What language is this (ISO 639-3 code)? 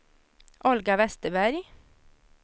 swe